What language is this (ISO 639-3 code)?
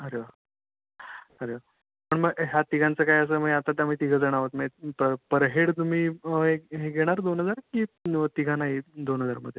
mar